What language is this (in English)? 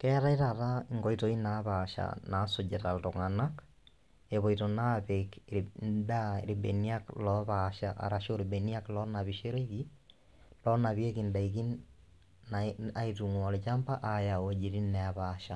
Masai